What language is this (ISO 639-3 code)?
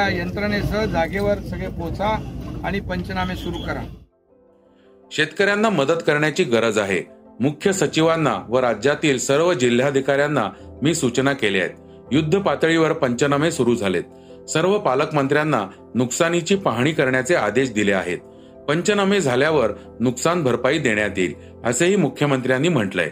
mar